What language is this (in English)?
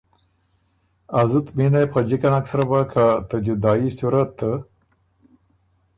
Ormuri